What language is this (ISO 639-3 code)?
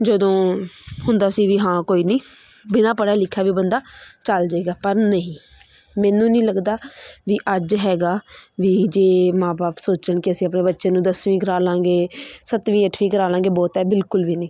pan